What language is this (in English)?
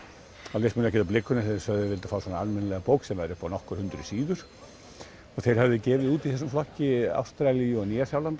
Icelandic